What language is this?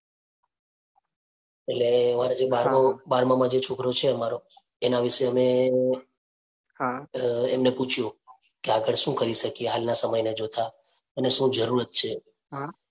Gujarati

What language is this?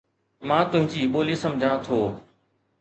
Sindhi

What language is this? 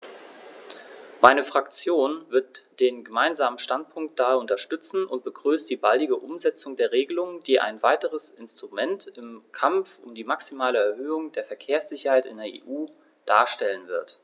German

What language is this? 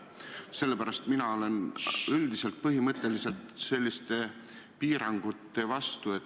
Estonian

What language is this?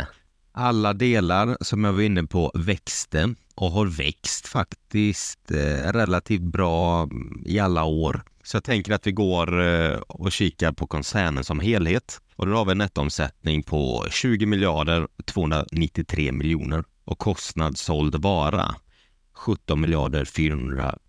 Swedish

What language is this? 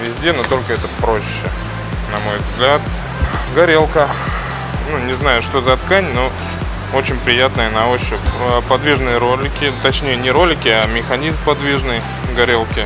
Russian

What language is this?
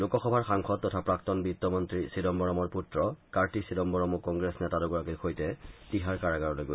Assamese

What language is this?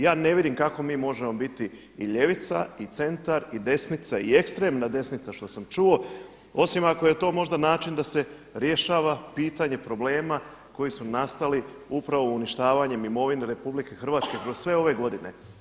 Croatian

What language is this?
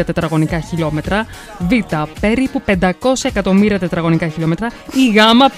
Greek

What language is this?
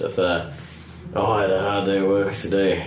Welsh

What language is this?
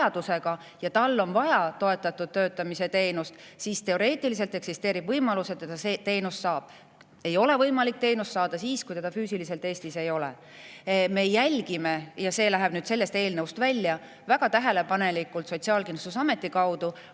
Estonian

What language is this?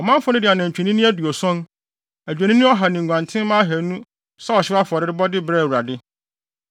Akan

